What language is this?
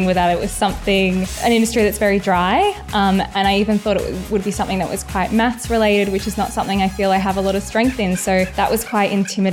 Bulgarian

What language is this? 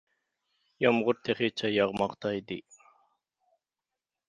Uyghur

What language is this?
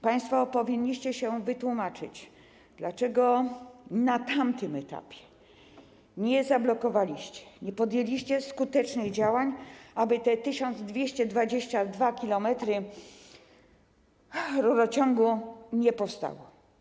Polish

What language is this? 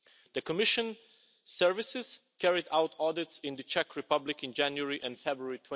English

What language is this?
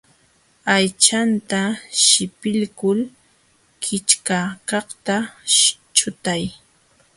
Jauja Wanca Quechua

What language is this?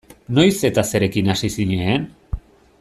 Basque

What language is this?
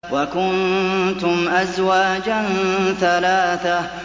Arabic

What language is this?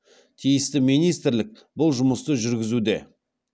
Kazakh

